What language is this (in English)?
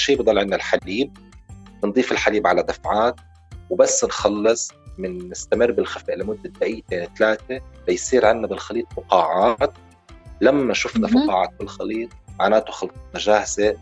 Arabic